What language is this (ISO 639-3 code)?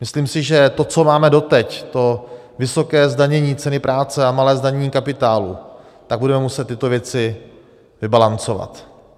ces